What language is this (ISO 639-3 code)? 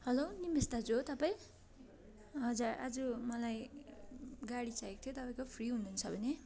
nep